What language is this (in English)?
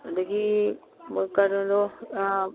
Manipuri